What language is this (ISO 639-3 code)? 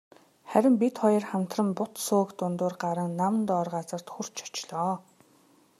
mon